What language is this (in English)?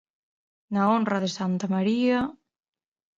Galician